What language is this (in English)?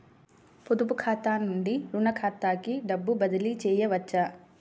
Telugu